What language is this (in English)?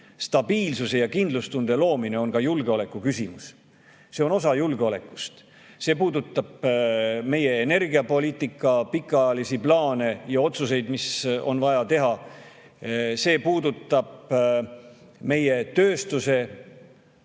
Estonian